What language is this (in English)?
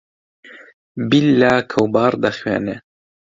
Central Kurdish